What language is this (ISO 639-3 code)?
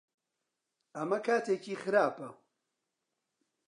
ckb